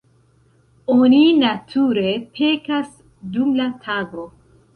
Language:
Esperanto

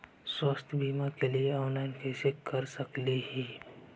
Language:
Magahi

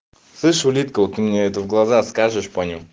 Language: Russian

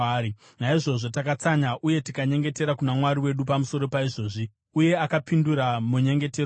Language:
Shona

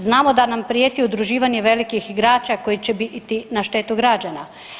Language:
Croatian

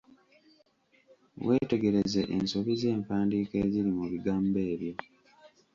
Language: Ganda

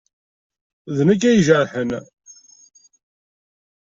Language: Kabyle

